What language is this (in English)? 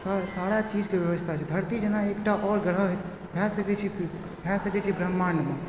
Maithili